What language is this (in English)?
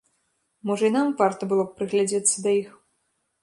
Belarusian